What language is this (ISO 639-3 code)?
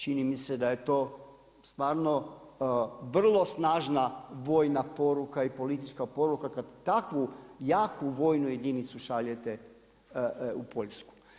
hrv